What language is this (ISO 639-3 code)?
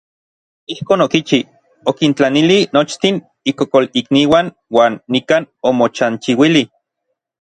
nlv